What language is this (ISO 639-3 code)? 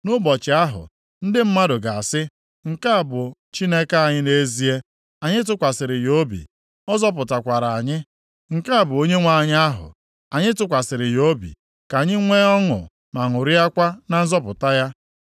ibo